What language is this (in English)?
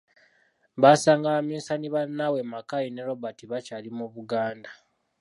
Ganda